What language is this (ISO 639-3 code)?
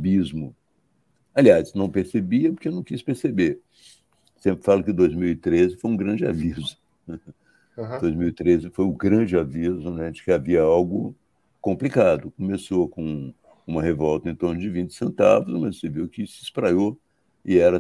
por